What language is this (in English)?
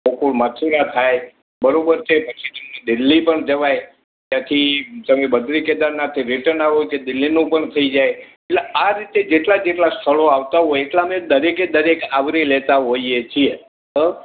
Gujarati